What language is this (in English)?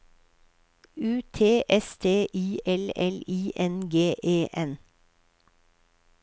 Norwegian